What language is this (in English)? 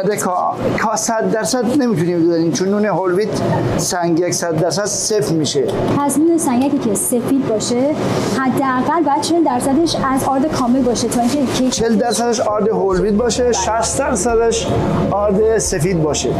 Persian